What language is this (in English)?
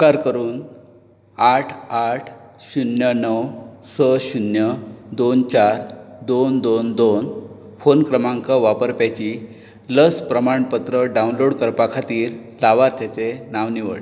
Konkani